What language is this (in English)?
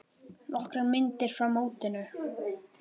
Icelandic